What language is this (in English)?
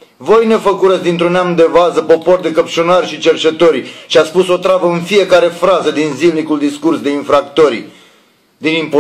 Romanian